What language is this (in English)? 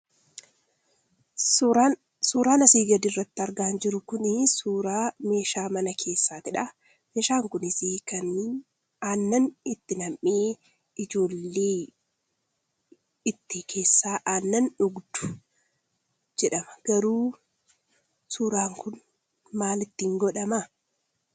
Oromo